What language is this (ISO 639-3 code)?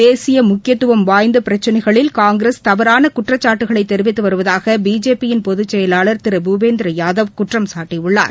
tam